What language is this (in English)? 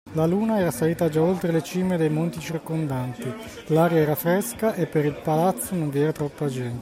Italian